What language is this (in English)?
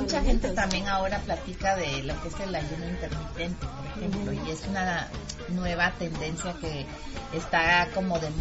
Spanish